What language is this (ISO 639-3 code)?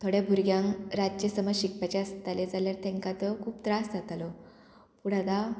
kok